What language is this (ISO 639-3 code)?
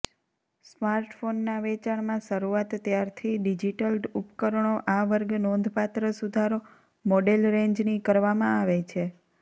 guj